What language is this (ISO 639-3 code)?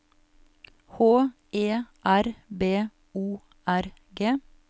nor